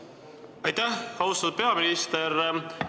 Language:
Estonian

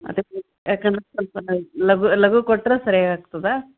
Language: Kannada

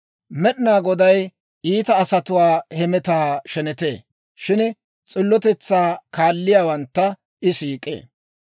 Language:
Dawro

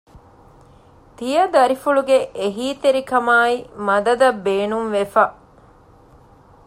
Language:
Divehi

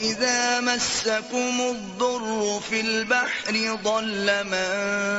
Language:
Urdu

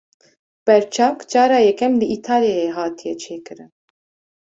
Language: Kurdish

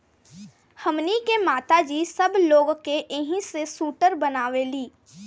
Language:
Bhojpuri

